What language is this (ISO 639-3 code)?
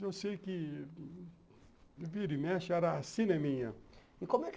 por